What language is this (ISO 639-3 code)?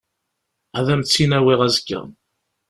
kab